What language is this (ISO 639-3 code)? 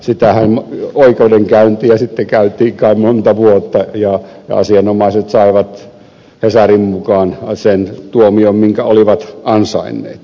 fin